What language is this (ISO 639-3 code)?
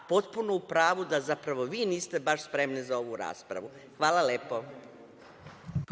srp